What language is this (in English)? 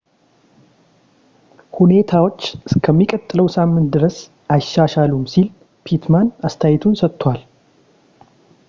Amharic